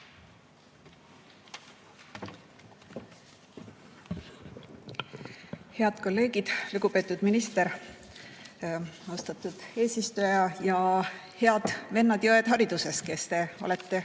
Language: Estonian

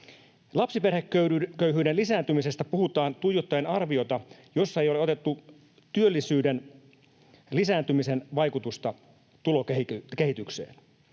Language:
Finnish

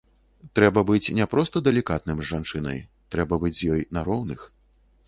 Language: Belarusian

